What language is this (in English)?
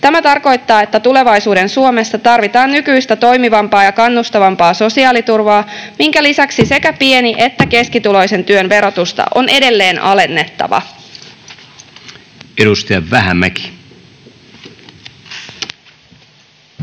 Finnish